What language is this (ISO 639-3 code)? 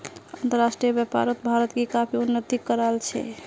mag